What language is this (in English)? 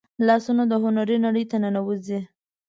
Pashto